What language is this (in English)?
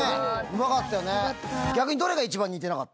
Japanese